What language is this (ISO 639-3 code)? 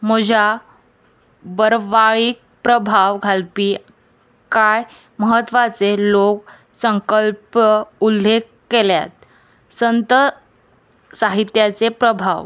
kok